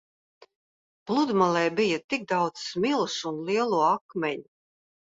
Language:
Latvian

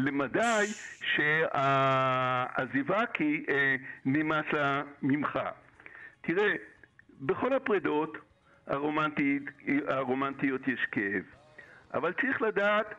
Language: Hebrew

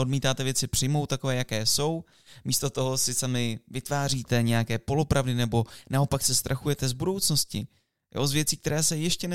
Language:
Czech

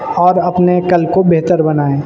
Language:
Urdu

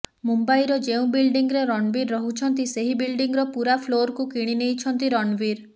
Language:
Odia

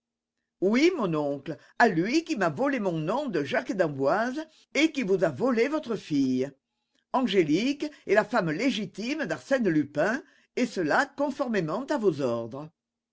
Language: French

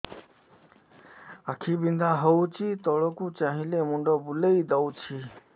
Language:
Odia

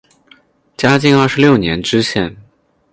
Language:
Chinese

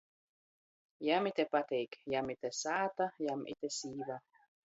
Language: Latgalian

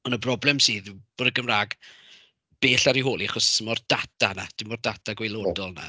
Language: Welsh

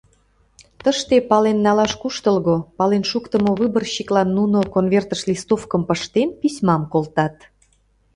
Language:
Mari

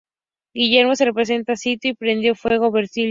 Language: Spanish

